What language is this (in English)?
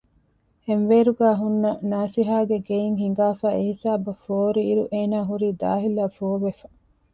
Divehi